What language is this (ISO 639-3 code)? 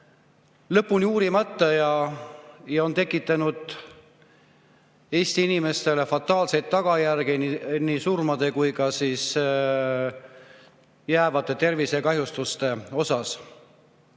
est